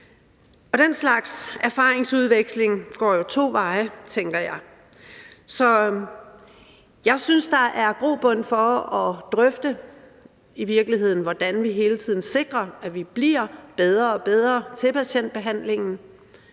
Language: Danish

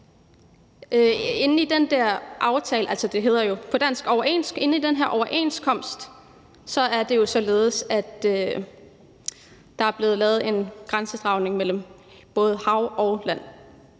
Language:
Danish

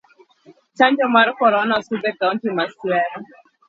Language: Luo (Kenya and Tanzania)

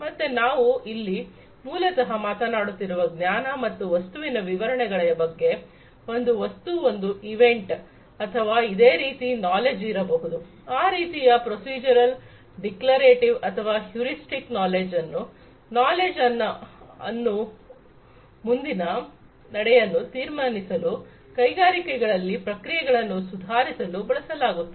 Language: Kannada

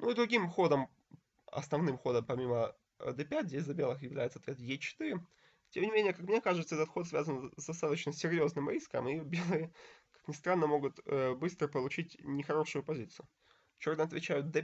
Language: Russian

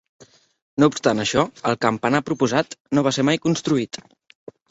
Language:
Catalan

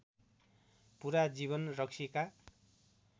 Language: Nepali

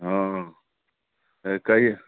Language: Maithili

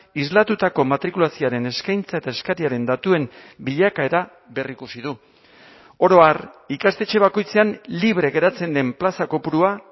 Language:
Basque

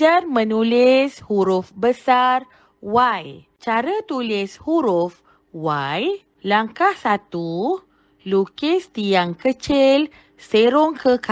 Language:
Malay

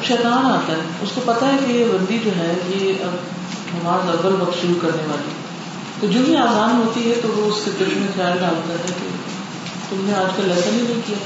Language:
Urdu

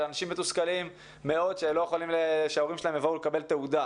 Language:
Hebrew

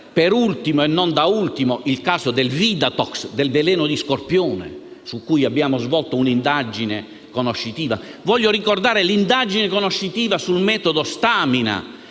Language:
Italian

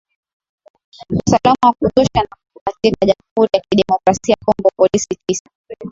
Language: Swahili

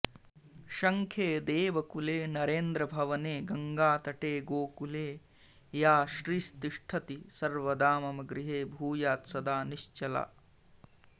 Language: Sanskrit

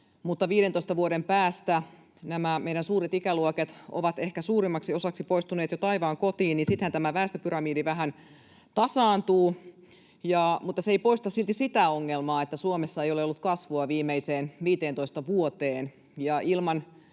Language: Finnish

